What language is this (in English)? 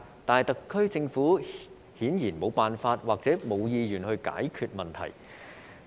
Cantonese